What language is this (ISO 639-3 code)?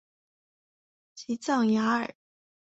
zho